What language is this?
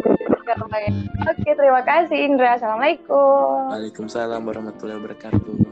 Indonesian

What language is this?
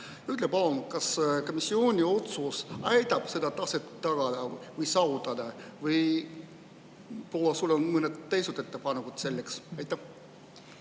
Estonian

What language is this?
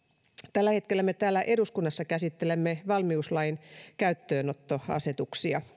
Finnish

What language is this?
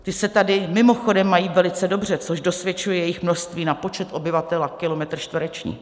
Czech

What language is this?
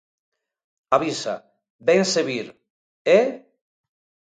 Galician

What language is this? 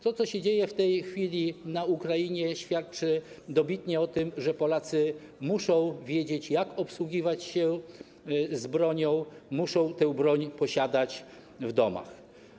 Polish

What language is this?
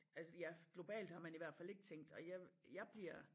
Danish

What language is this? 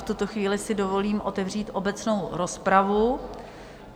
Czech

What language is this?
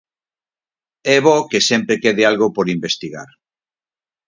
Galician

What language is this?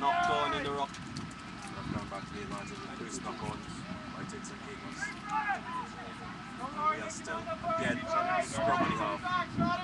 English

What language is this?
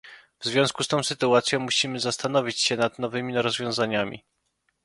Polish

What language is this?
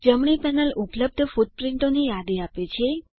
Gujarati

